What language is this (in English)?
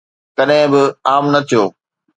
Sindhi